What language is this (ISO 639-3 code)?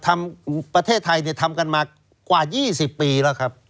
tha